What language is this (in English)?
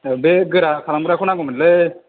Bodo